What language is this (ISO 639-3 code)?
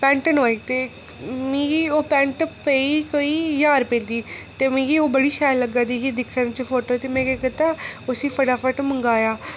doi